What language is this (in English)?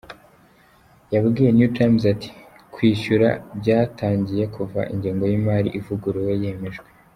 Kinyarwanda